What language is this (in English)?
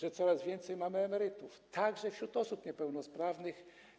Polish